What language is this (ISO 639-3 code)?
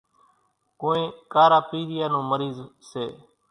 gjk